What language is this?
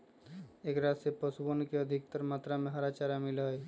Magahi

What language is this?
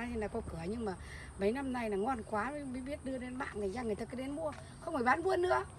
Vietnamese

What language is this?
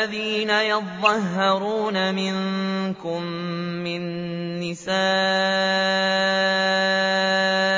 Arabic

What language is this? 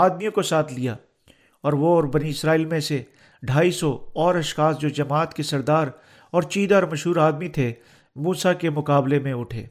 Urdu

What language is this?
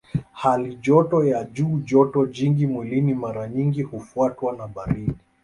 Swahili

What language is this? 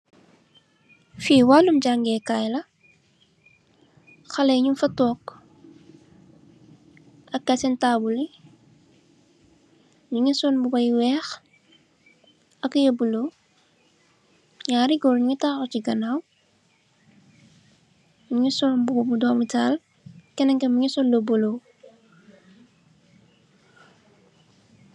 Wolof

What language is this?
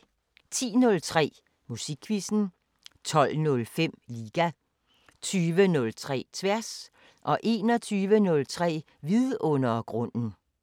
Danish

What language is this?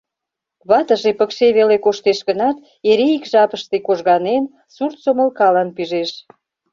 Mari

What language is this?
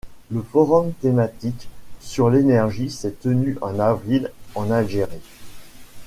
French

